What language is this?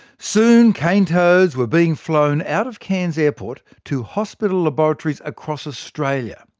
English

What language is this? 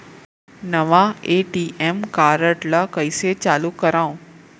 Chhattisgarhi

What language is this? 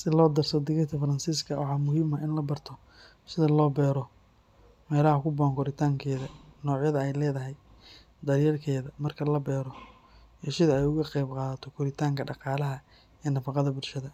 Somali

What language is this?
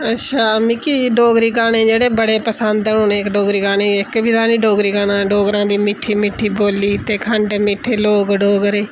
Dogri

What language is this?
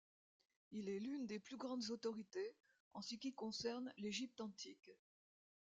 French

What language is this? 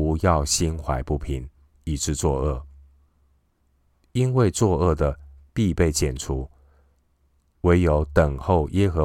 Chinese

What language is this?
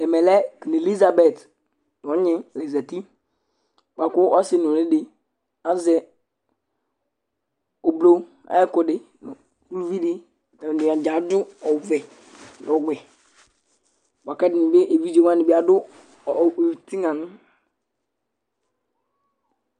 Ikposo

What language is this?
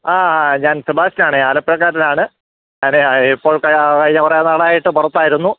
Malayalam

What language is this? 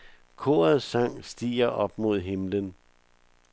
Danish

